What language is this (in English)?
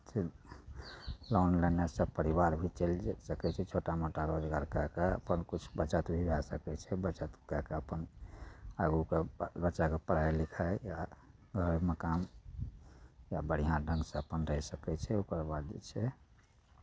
Maithili